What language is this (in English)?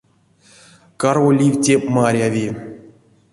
Erzya